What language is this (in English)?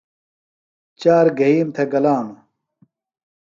Phalura